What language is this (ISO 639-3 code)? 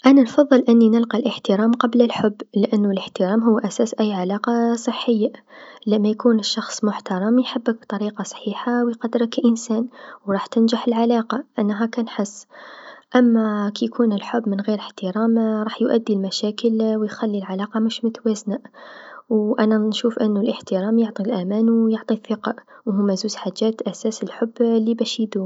aeb